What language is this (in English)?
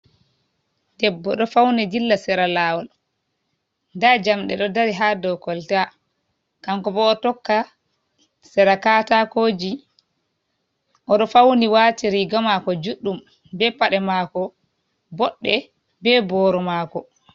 Fula